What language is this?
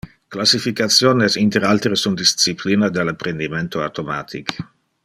Interlingua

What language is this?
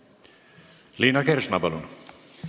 Estonian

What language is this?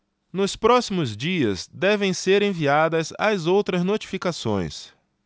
Portuguese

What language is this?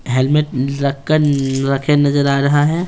Hindi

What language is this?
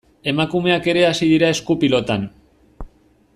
Basque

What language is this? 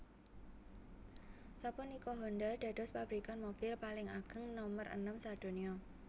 Javanese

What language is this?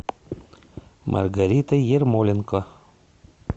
Russian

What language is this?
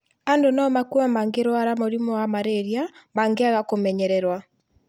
Kikuyu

